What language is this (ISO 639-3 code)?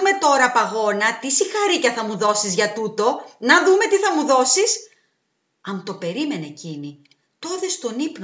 ell